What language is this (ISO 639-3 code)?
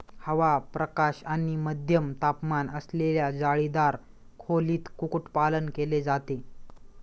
mar